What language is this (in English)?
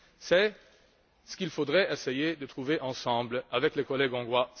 French